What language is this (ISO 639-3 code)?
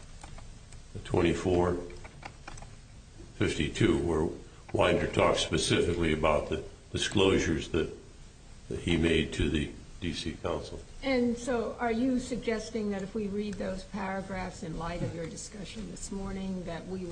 eng